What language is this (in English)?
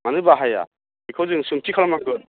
Bodo